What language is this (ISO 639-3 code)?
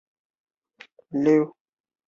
zho